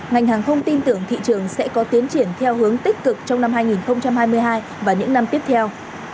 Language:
Vietnamese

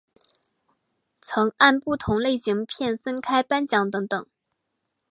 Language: Chinese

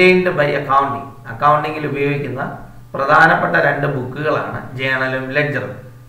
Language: Indonesian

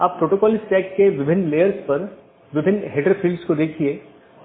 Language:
Hindi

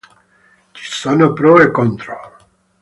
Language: Italian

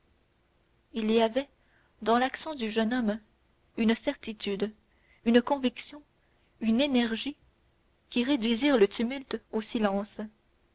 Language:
French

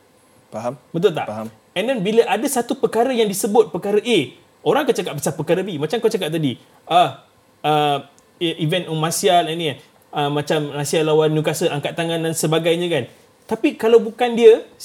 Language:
Malay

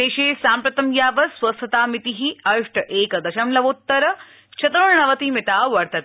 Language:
Sanskrit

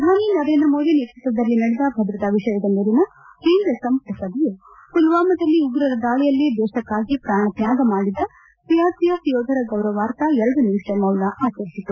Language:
Kannada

